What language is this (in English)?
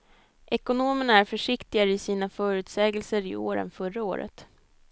Swedish